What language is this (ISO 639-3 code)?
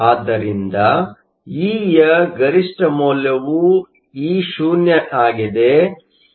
kan